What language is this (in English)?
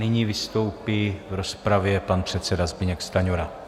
Czech